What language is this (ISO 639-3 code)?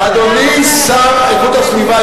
heb